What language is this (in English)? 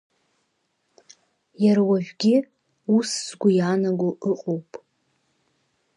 Abkhazian